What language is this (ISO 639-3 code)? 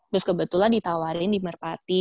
ind